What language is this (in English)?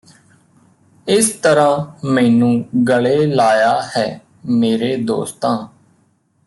Punjabi